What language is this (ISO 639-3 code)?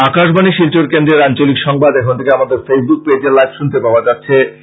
ben